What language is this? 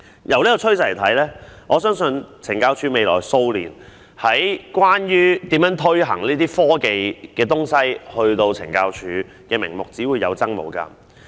Cantonese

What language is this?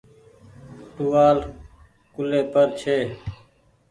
Goaria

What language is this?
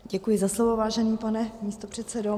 Czech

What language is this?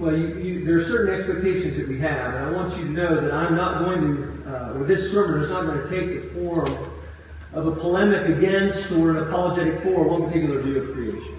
English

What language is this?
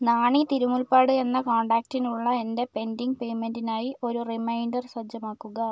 Malayalam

